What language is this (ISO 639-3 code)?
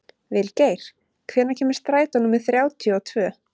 isl